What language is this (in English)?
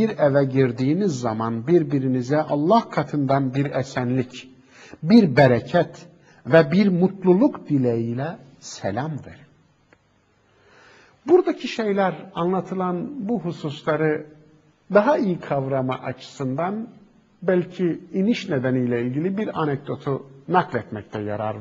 Turkish